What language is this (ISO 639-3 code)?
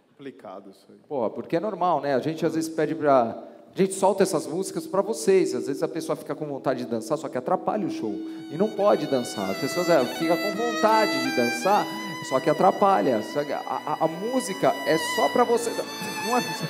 por